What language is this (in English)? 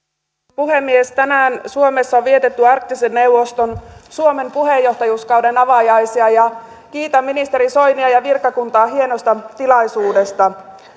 Finnish